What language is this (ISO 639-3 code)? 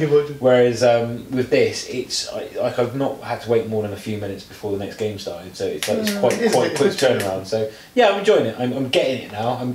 eng